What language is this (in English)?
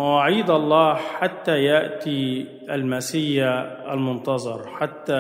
Arabic